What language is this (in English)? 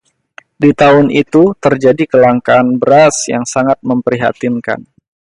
Indonesian